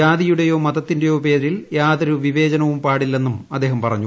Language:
Malayalam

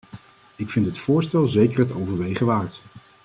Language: Dutch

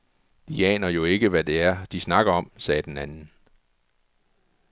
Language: Danish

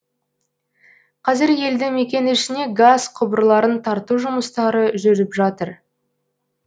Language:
Kazakh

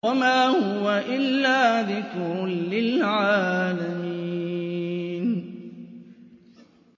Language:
Arabic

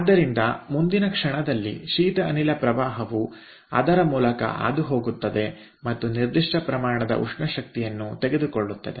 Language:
Kannada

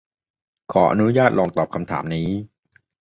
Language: Thai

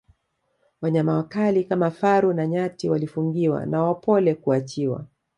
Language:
Swahili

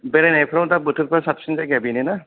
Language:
Bodo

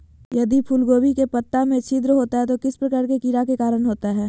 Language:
Magahi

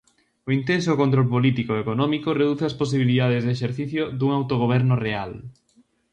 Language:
Galician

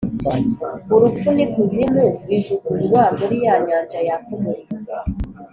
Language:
Kinyarwanda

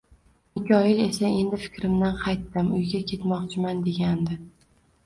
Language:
Uzbek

